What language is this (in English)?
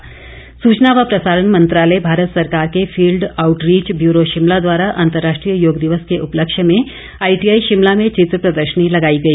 Hindi